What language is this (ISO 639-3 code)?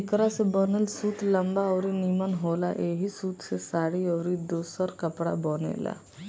bho